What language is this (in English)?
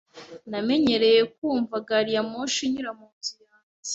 Kinyarwanda